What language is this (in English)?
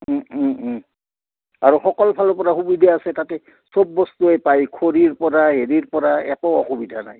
Assamese